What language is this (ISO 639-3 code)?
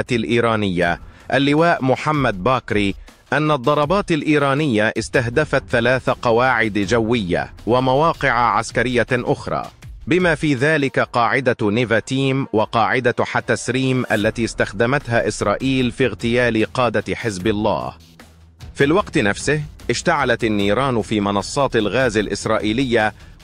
ara